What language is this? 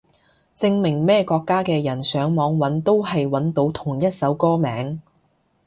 Cantonese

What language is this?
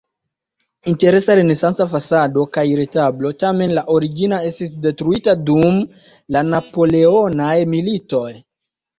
Esperanto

